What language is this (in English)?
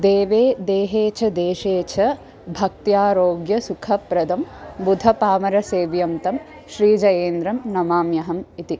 Sanskrit